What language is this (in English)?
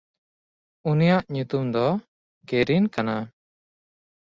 Santali